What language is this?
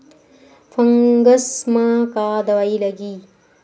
Chhattisgarhi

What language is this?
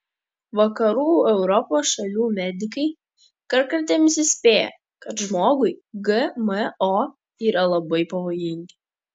Lithuanian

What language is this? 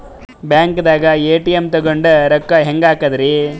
Kannada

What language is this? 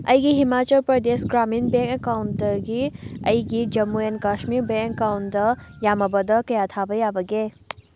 Manipuri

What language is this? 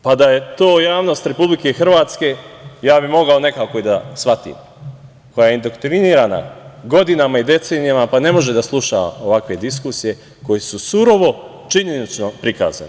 Serbian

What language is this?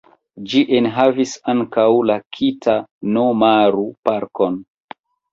Esperanto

